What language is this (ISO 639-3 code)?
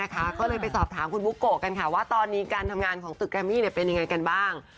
tha